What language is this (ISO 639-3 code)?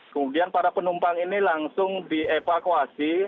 ind